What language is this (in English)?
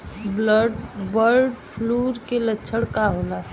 Bhojpuri